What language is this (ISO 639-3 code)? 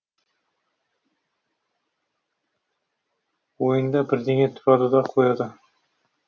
kaz